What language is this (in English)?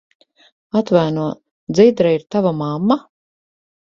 Latvian